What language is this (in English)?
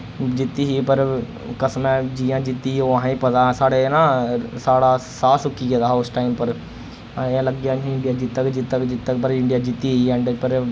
Dogri